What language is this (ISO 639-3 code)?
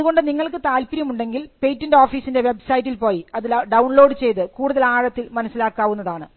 mal